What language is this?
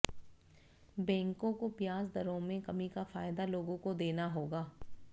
Hindi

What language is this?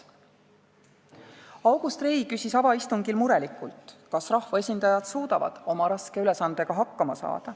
Estonian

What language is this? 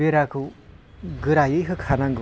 Bodo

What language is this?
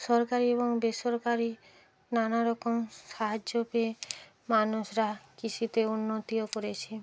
Bangla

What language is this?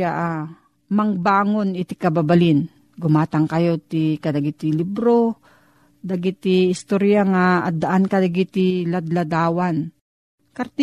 Filipino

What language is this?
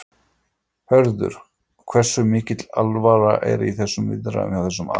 Icelandic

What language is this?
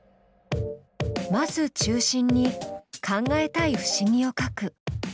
Japanese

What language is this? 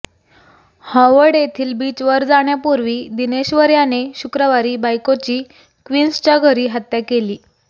Marathi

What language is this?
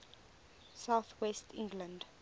English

